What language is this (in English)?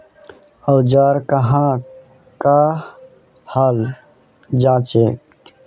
Magahi